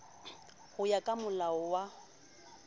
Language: Southern Sotho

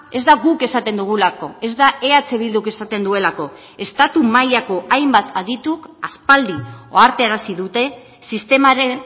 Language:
Basque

